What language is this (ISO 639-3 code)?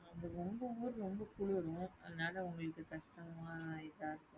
tam